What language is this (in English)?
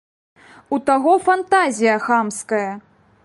Belarusian